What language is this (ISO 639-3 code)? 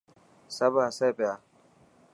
mki